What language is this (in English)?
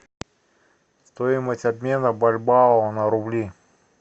Russian